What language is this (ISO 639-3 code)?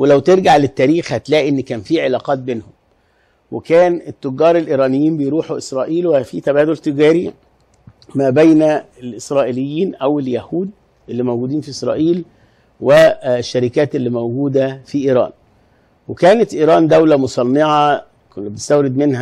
ara